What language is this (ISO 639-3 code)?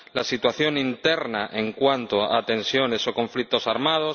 spa